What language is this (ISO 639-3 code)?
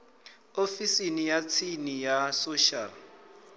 ven